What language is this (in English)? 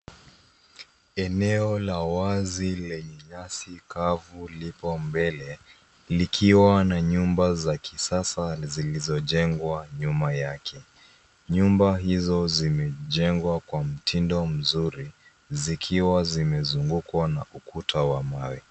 Swahili